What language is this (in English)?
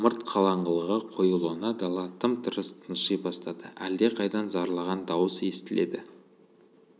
Kazakh